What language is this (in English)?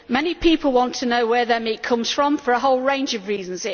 English